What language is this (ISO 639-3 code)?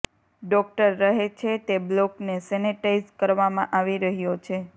guj